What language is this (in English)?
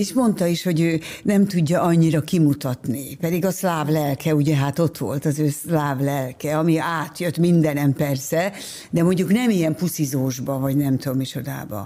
Hungarian